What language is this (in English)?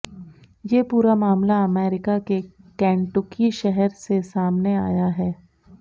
Hindi